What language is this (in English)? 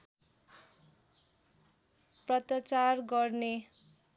Nepali